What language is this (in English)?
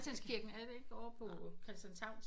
Danish